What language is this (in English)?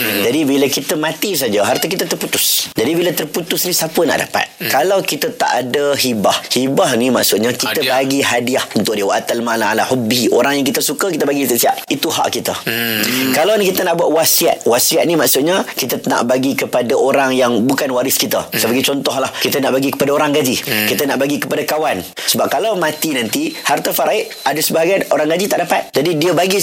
Malay